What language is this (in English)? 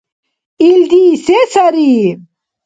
Dargwa